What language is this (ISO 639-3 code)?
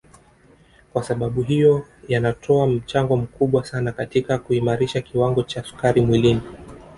swa